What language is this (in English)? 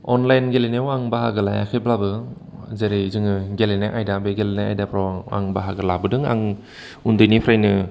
Bodo